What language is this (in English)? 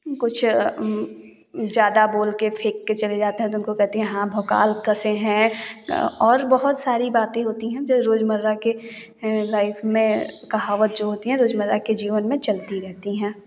Hindi